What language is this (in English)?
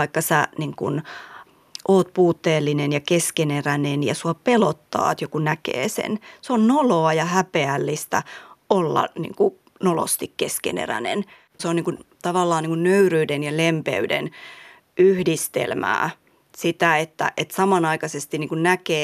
Finnish